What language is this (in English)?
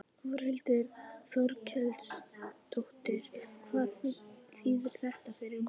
Icelandic